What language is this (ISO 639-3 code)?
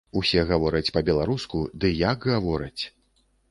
bel